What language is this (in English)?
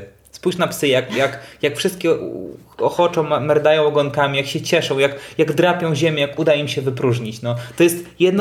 Polish